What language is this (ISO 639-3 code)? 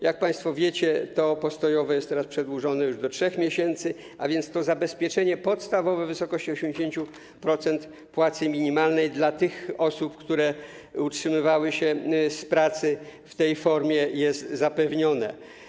pol